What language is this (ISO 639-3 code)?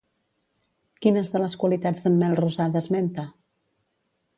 cat